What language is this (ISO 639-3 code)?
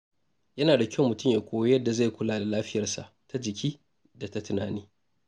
hau